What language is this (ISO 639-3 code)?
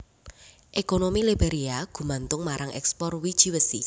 jav